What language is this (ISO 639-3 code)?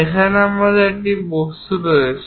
ben